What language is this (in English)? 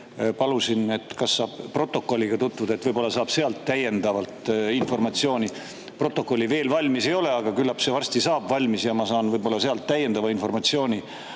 Estonian